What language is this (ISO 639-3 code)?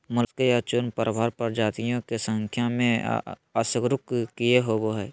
mag